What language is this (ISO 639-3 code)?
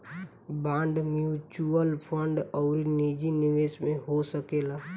bho